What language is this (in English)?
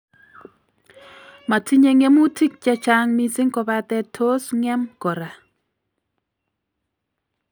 Kalenjin